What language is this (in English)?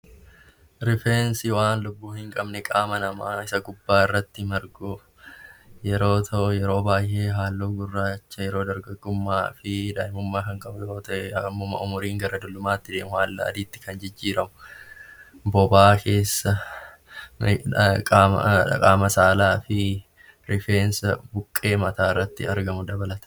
Oromo